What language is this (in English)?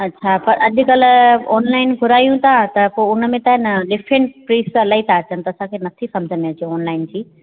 Sindhi